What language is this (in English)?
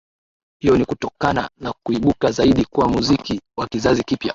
Swahili